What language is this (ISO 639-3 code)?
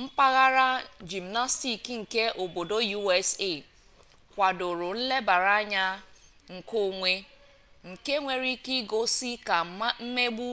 ibo